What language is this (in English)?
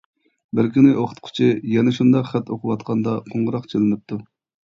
Uyghur